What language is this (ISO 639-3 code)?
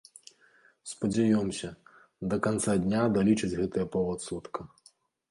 bel